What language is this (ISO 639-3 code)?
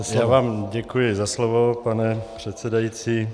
ces